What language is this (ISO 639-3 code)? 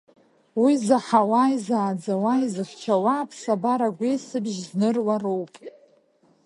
abk